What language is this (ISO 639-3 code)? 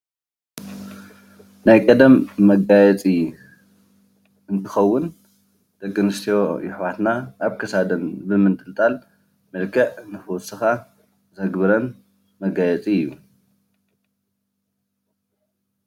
tir